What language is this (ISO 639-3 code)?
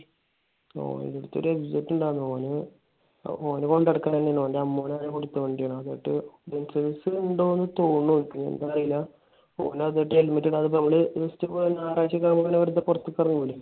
mal